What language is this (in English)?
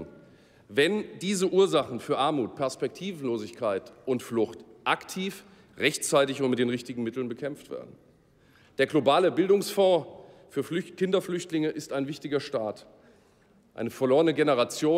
German